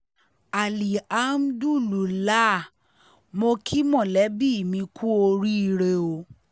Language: Yoruba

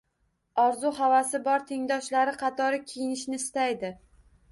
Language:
Uzbek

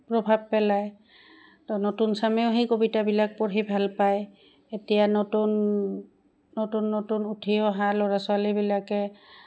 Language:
Assamese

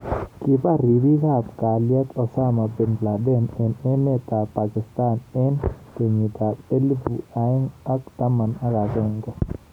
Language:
Kalenjin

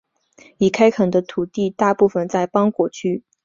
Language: Chinese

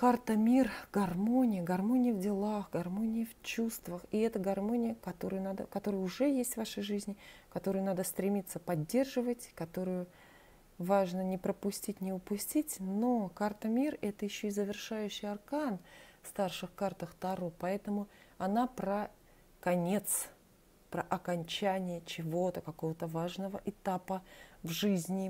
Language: Russian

